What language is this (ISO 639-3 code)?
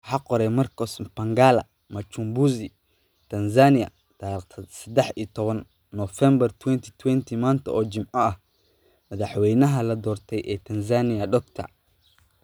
som